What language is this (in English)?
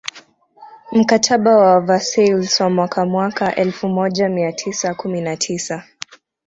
Swahili